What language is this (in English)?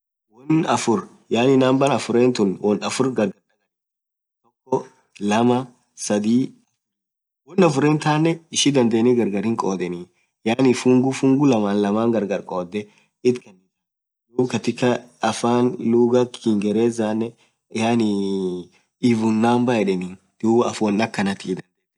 Orma